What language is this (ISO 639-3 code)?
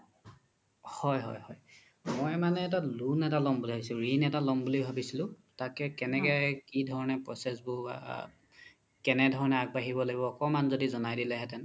asm